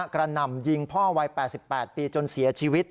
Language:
Thai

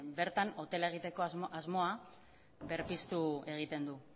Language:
Basque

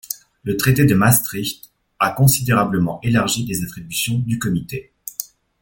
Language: French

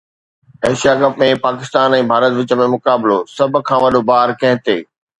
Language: Sindhi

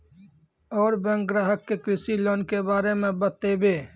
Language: Maithili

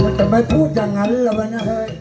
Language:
Thai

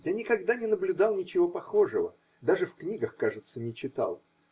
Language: Russian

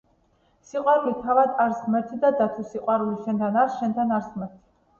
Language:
Georgian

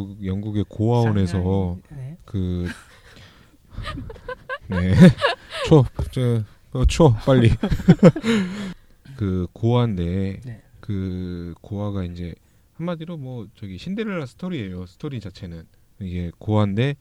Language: Korean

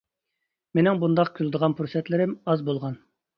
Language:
Uyghur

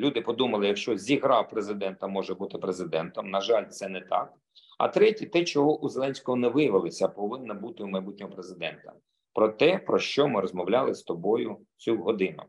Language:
Ukrainian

